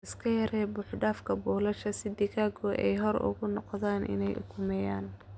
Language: Somali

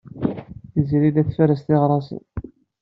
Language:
Kabyle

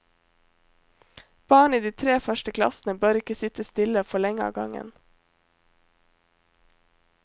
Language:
Norwegian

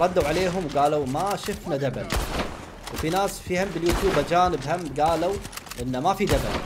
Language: Arabic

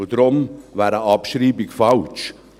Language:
Swiss German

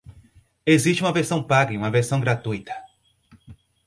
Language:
Portuguese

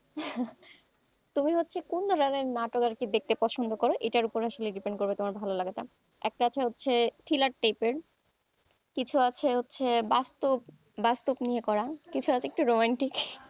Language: Bangla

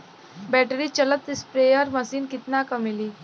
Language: Bhojpuri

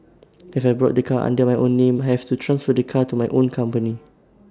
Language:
English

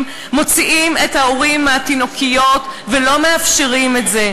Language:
Hebrew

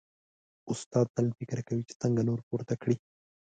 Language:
Pashto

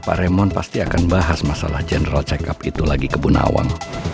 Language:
Indonesian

